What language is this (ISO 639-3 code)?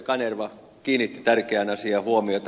fin